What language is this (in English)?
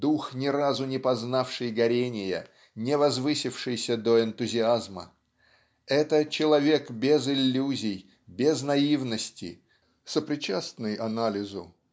Russian